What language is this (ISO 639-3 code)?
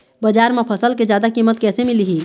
hne